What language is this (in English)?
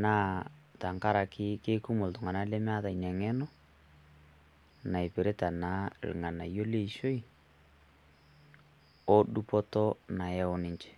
Masai